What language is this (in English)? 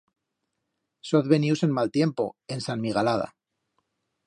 Aragonese